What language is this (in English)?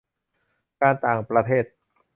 Thai